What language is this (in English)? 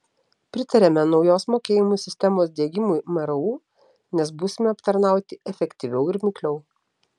Lithuanian